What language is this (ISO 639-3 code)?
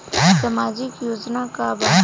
bho